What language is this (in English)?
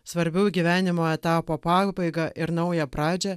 Lithuanian